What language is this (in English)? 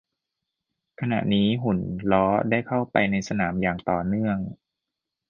Thai